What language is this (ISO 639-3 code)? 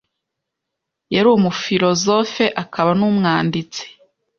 kin